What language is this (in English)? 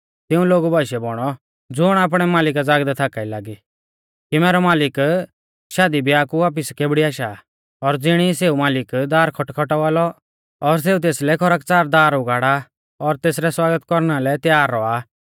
Mahasu Pahari